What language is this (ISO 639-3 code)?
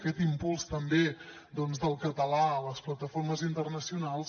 cat